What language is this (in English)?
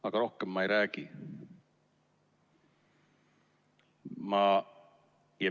Estonian